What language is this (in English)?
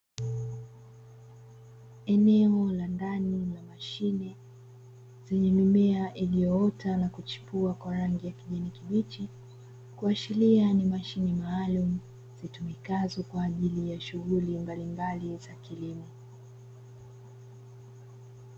Swahili